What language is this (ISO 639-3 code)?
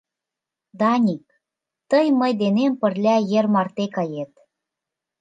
chm